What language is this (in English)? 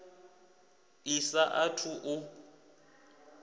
Venda